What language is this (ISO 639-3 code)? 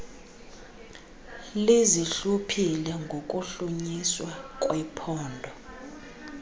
xho